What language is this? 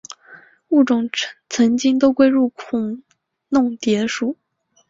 Chinese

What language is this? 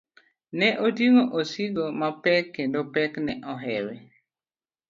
Luo (Kenya and Tanzania)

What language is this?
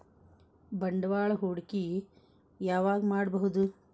Kannada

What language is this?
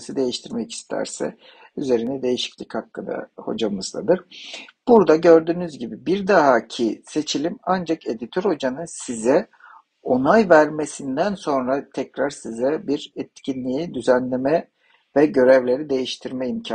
Turkish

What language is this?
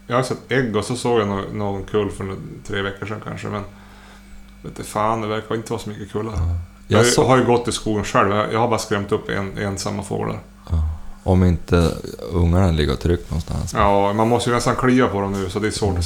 Swedish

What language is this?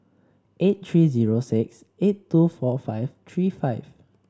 English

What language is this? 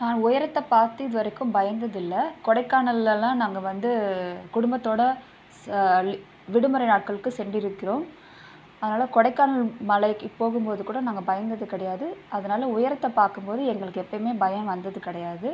Tamil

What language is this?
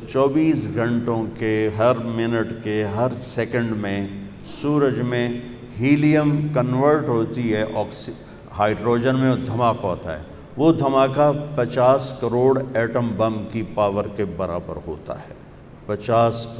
Urdu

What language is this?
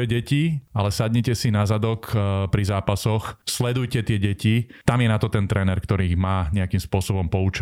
Slovak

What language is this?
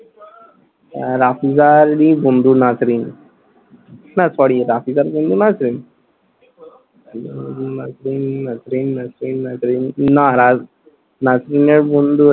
Bangla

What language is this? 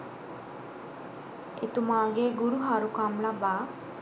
Sinhala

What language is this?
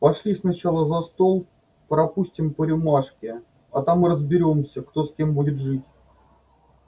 Russian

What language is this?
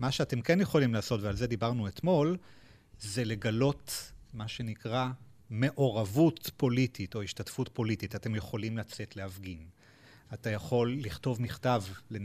Hebrew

